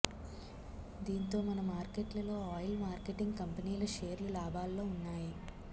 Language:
Telugu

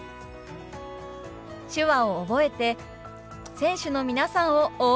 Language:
Japanese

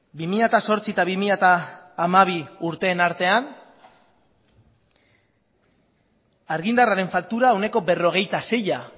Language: Basque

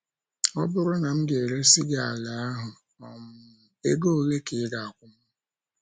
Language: Igbo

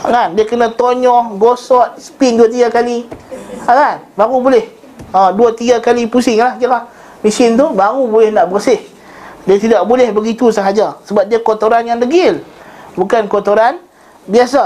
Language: Malay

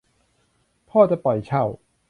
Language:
Thai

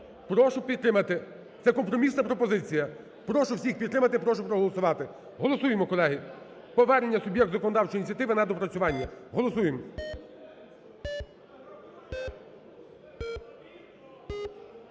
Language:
Ukrainian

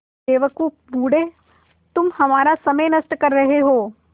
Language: Hindi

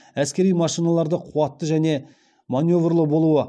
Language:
Kazakh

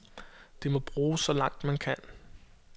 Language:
Danish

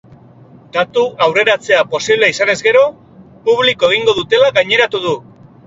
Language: Basque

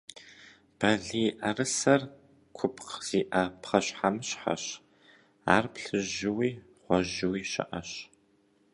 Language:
Kabardian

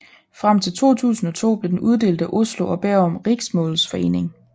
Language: Danish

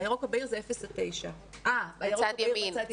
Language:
Hebrew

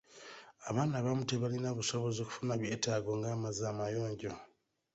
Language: Ganda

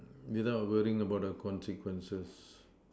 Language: English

